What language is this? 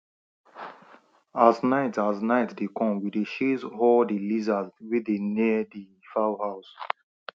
Nigerian Pidgin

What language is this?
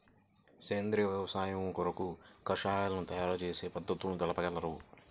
Telugu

